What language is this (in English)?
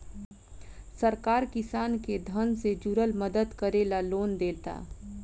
Bhojpuri